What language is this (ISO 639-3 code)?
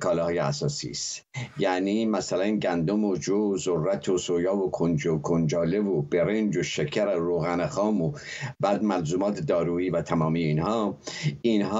fas